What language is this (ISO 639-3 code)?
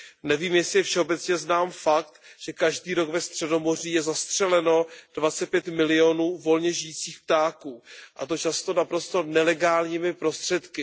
ces